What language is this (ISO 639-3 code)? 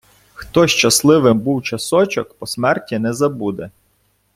ukr